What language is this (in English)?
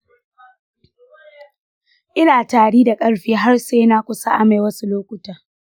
Hausa